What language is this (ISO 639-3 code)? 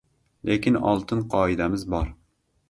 uzb